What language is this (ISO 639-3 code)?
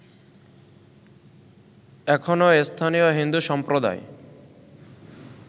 ben